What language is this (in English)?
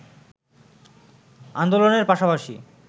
Bangla